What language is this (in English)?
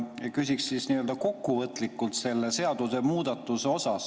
Estonian